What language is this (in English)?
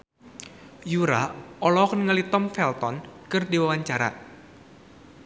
Sundanese